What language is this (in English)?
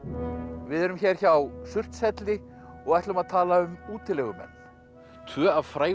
Icelandic